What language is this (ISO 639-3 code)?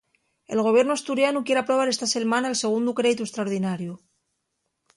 ast